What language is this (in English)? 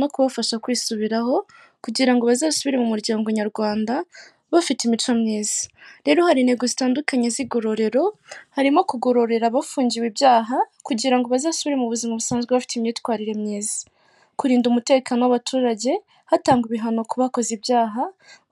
Kinyarwanda